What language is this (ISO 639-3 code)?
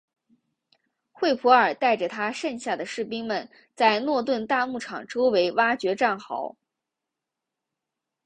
zho